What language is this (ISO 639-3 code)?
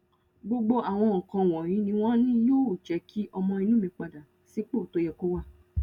yor